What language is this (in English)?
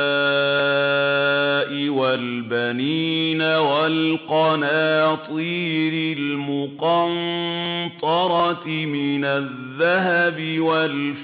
Arabic